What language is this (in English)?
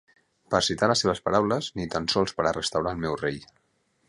Catalan